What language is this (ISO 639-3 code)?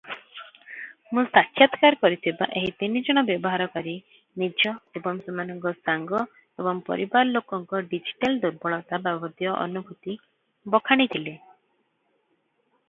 ori